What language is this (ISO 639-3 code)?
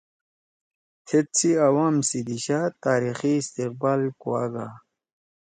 trw